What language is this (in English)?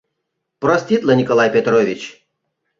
Mari